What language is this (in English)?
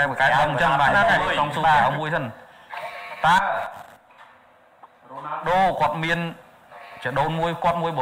Thai